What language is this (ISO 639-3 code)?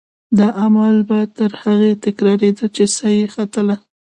pus